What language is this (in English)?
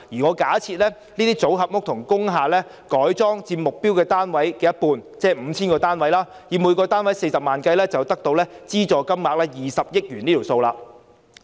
Cantonese